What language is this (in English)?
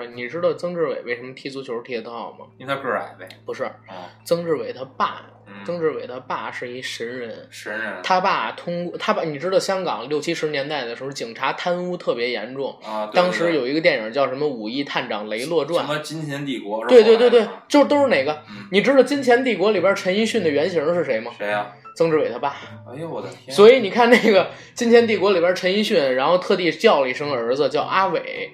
Chinese